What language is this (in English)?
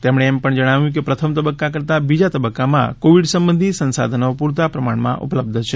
Gujarati